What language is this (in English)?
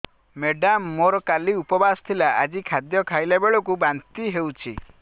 Odia